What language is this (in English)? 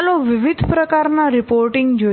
Gujarati